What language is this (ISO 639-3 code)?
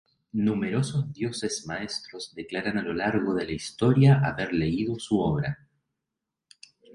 spa